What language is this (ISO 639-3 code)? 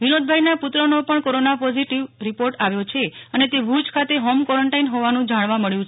guj